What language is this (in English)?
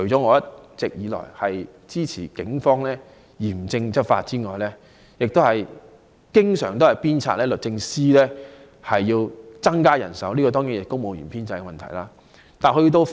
Cantonese